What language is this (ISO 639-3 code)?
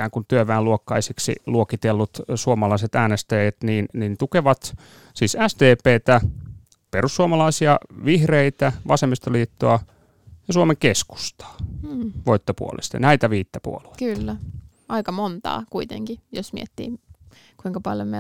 fin